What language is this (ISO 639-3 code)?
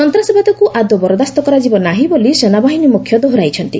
ori